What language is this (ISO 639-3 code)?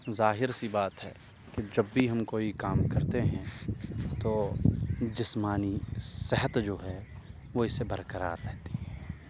urd